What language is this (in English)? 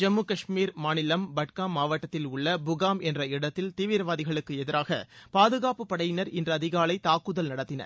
Tamil